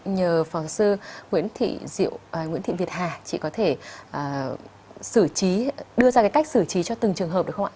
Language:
Vietnamese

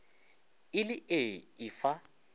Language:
Northern Sotho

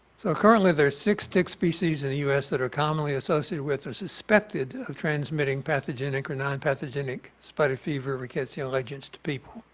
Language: English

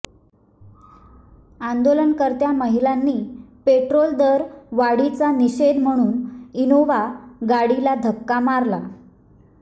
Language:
Marathi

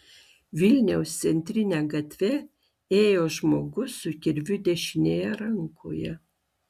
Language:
Lithuanian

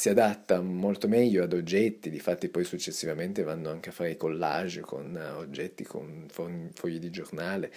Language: Italian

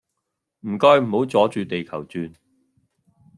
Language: Cantonese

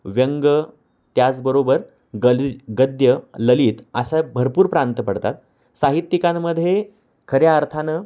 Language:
Marathi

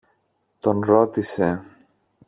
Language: Greek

